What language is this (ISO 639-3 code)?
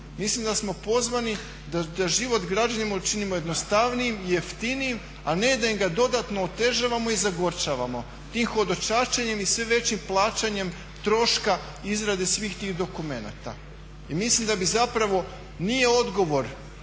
hrv